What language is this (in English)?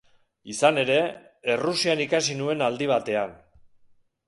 Basque